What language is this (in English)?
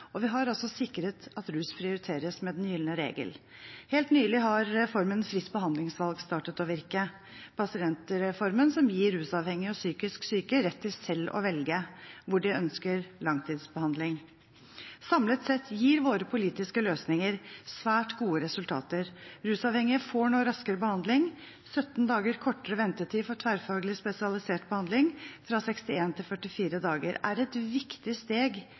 Norwegian Bokmål